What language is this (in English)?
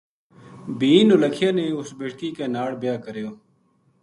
Gujari